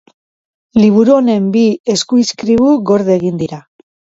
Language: Basque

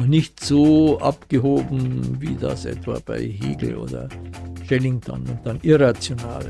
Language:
German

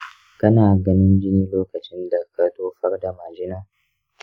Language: Hausa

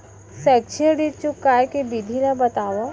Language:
Chhattisgarhi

